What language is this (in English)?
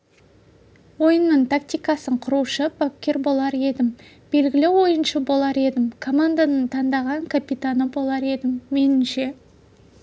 Kazakh